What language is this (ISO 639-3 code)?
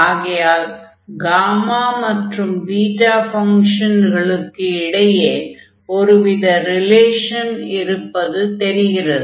tam